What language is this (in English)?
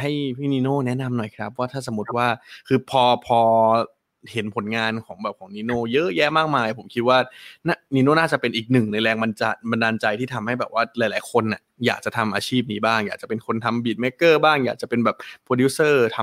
Thai